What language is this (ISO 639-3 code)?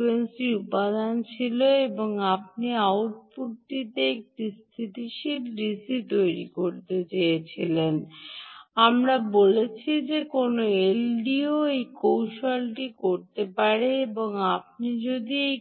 ben